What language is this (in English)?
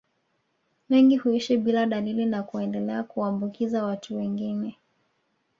Swahili